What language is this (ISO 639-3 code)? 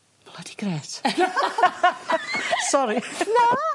cym